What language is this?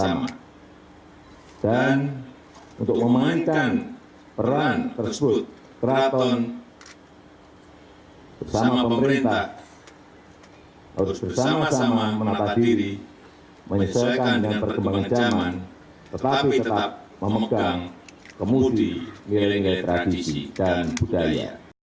Indonesian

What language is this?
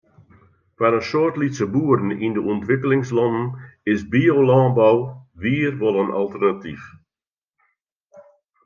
Western Frisian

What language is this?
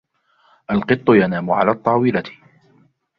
Arabic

